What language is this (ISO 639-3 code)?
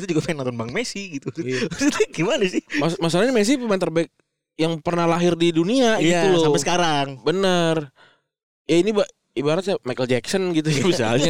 ind